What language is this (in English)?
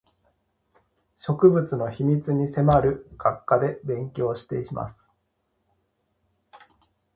Japanese